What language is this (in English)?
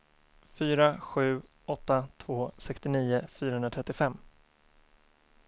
Swedish